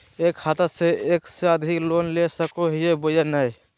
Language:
Magahi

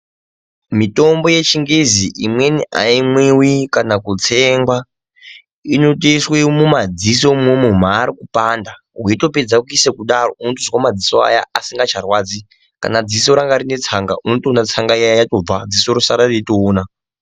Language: Ndau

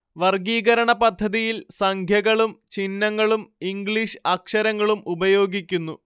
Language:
Malayalam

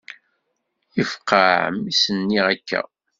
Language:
Kabyle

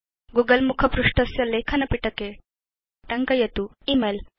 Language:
Sanskrit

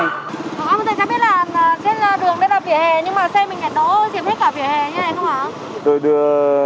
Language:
Vietnamese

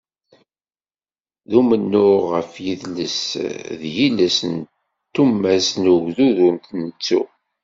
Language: Kabyle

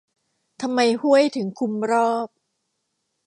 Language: Thai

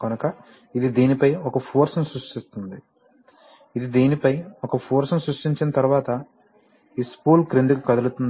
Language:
Telugu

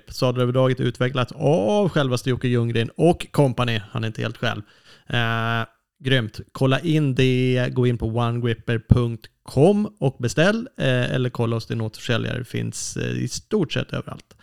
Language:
Swedish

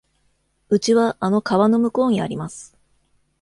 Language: Japanese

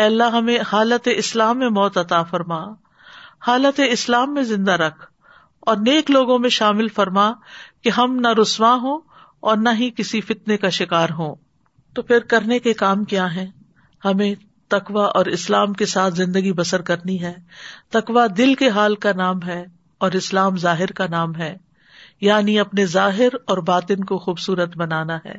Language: Urdu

